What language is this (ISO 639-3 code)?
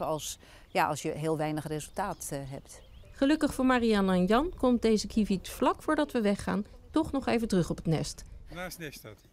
nld